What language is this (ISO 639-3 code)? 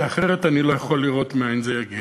heb